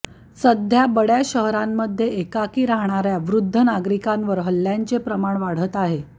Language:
Marathi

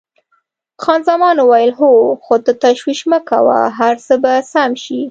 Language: Pashto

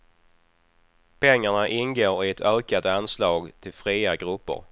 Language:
Swedish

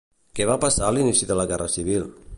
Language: Catalan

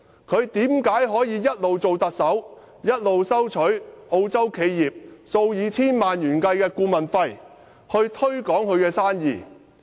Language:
Cantonese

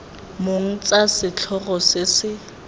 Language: Tswana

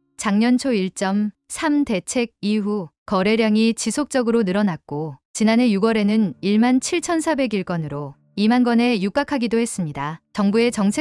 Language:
Korean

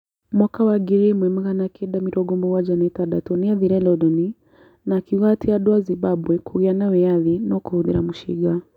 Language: Kikuyu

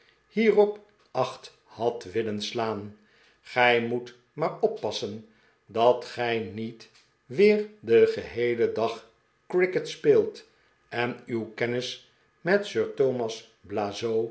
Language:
Dutch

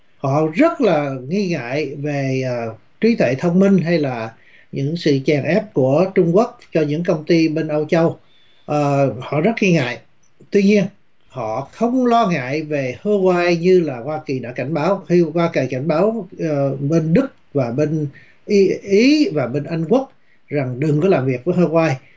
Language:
Vietnamese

